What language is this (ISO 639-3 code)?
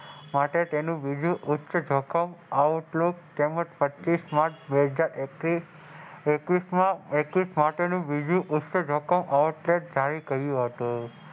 guj